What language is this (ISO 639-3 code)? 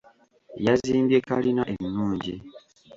lug